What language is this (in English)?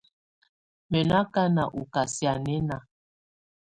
Tunen